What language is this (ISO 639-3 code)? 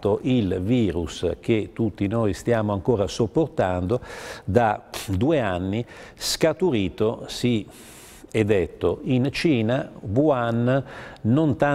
ita